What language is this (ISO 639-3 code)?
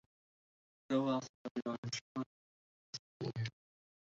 ara